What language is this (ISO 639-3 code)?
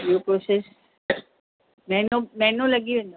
snd